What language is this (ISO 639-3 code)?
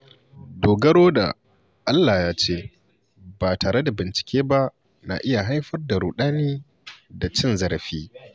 hau